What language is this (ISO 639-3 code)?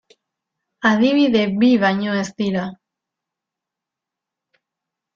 eus